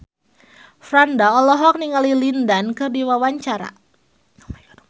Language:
Sundanese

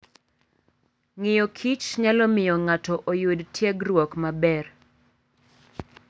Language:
Luo (Kenya and Tanzania)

